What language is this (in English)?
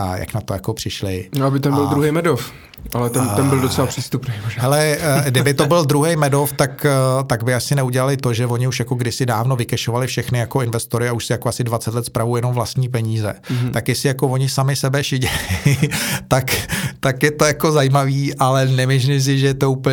Czech